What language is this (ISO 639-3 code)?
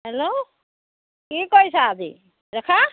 asm